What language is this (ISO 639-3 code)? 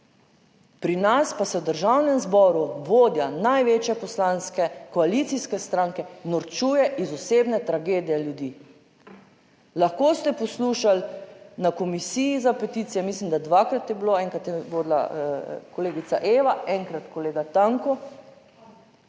slv